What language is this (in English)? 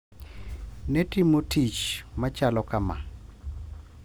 Luo (Kenya and Tanzania)